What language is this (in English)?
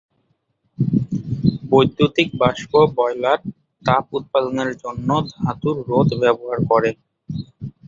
Bangla